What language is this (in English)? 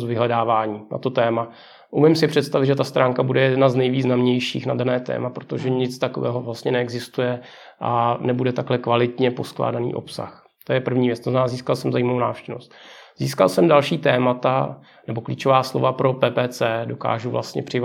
Czech